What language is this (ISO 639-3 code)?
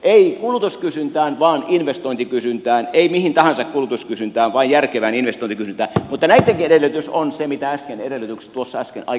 fin